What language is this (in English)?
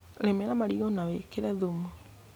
Kikuyu